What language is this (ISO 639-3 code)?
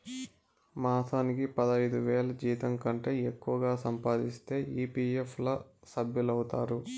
tel